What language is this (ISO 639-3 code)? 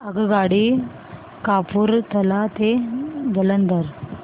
mar